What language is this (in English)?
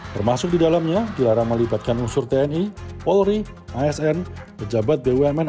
Indonesian